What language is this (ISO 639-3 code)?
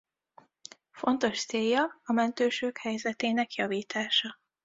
hun